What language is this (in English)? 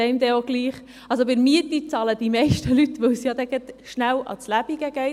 Swiss German